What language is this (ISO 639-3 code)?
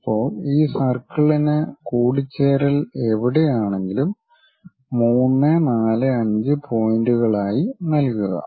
mal